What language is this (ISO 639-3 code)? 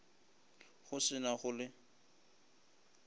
nso